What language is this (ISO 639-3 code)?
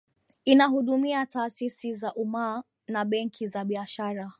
swa